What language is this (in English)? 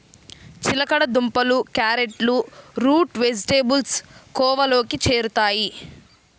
Telugu